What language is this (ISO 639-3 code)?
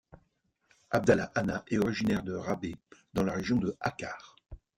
fra